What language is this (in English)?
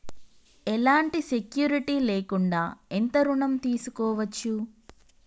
Telugu